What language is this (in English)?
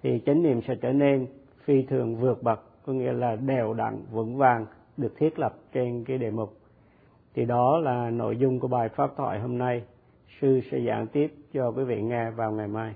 Vietnamese